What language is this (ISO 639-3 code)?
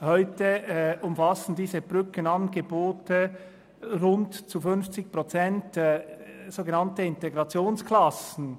gsw